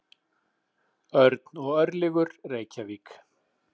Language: Icelandic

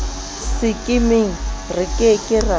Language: Southern Sotho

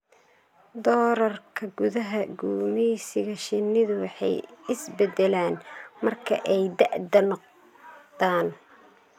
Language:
Somali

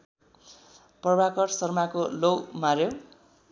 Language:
Nepali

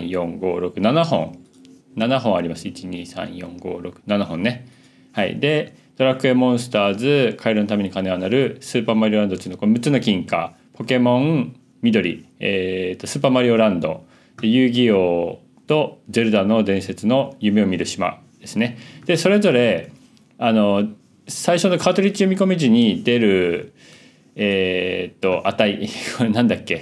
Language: Japanese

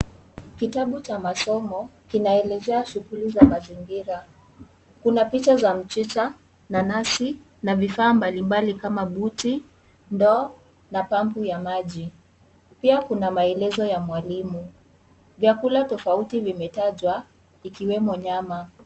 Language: Swahili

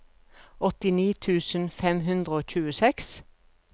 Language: Norwegian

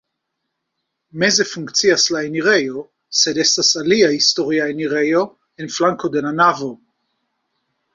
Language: Esperanto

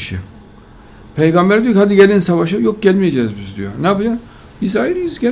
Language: Turkish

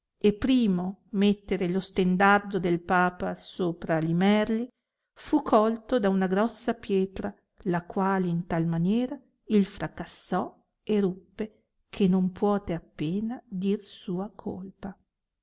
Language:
Italian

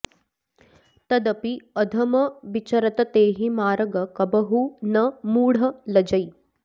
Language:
Sanskrit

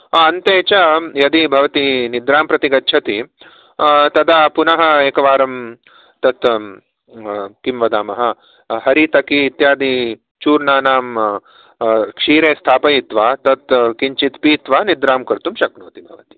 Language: Sanskrit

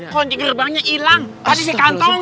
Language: Indonesian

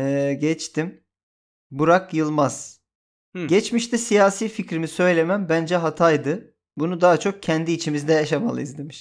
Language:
Turkish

